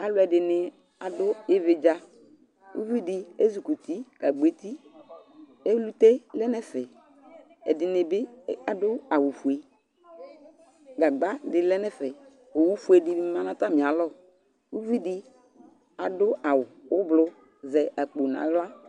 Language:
Ikposo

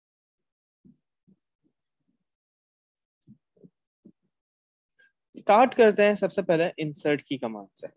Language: Hindi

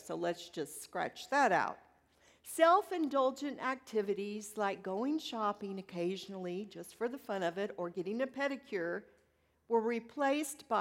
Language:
English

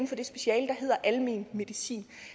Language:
Danish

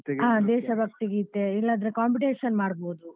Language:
Kannada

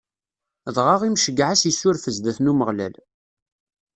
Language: Kabyle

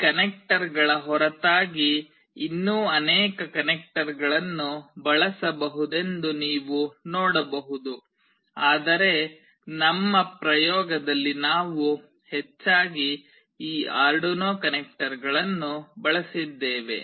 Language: Kannada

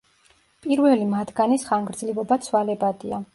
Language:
Georgian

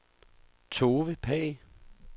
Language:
Danish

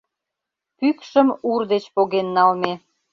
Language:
Mari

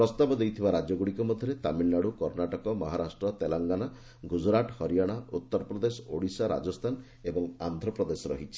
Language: Odia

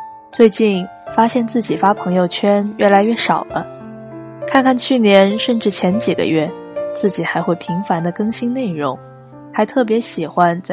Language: Chinese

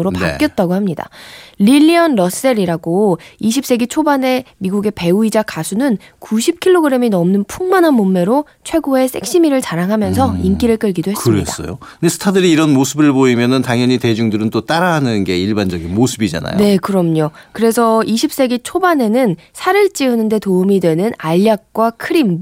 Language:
Korean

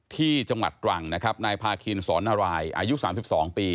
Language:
Thai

